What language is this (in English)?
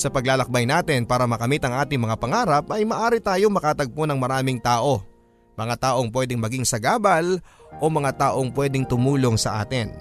Filipino